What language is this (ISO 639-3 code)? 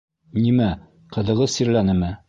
bak